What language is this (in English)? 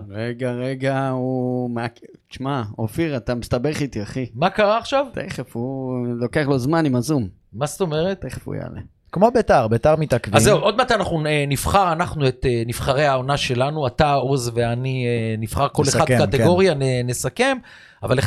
Hebrew